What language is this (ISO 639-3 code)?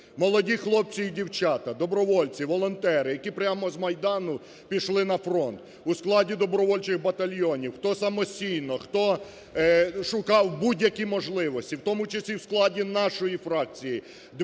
ukr